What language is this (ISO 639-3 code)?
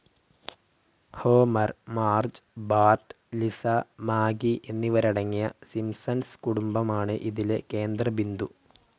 mal